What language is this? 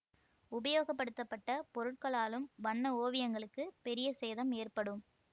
Tamil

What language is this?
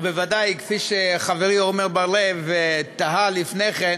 Hebrew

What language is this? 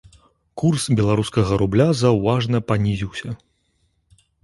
Belarusian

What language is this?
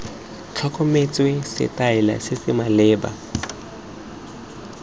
Tswana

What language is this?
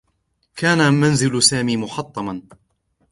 Arabic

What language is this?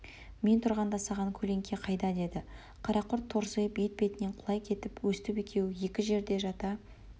Kazakh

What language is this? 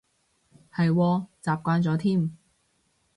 Cantonese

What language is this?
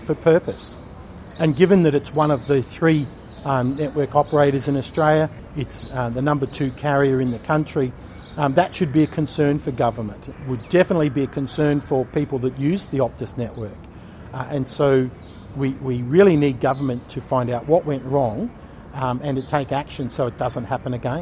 Filipino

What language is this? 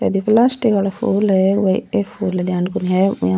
Rajasthani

